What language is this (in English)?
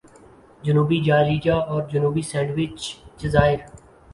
Urdu